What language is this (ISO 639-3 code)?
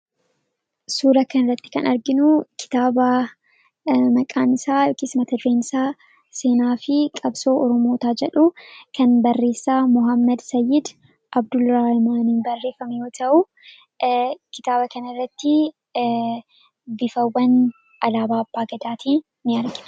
orm